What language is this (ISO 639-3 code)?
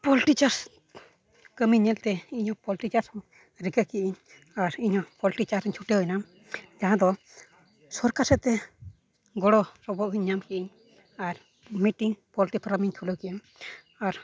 sat